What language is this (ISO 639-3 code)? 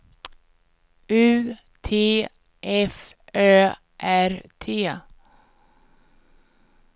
swe